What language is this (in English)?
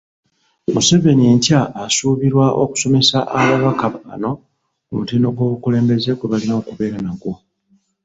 Ganda